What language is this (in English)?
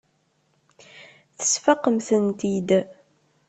Kabyle